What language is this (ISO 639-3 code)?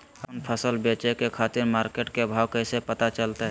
mag